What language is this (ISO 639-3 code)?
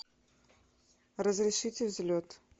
rus